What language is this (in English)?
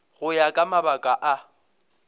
Northern Sotho